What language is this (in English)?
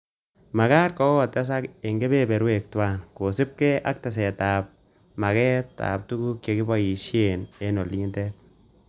Kalenjin